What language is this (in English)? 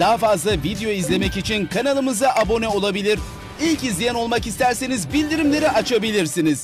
Turkish